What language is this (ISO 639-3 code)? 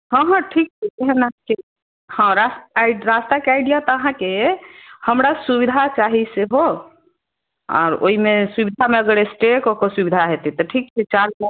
mai